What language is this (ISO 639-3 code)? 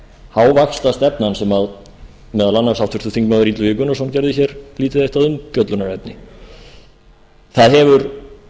isl